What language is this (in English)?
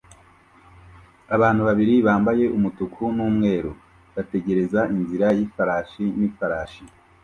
Kinyarwanda